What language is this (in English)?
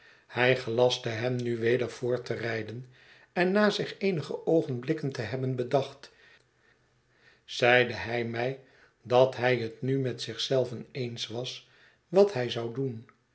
Dutch